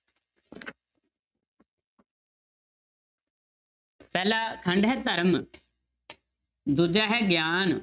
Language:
Punjabi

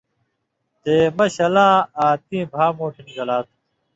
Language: Indus Kohistani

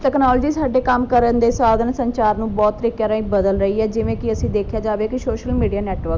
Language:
Punjabi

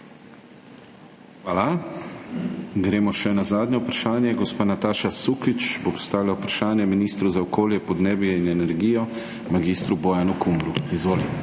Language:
Slovenian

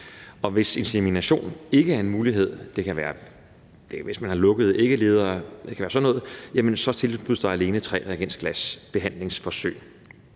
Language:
Danish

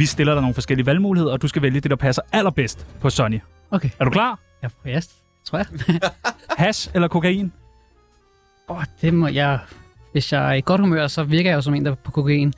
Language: Danish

